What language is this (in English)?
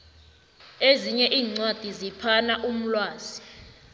South Ndebele